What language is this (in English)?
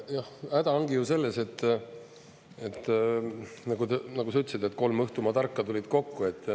Estonian